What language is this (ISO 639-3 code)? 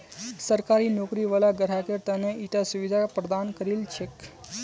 mag